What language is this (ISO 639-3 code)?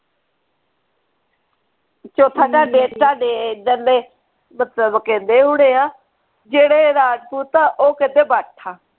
pan